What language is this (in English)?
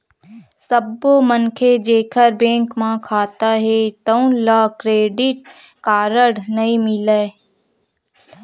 Chhattisgarhi